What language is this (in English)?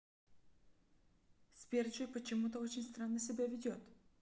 Russian